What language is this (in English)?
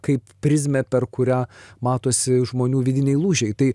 Lithuanian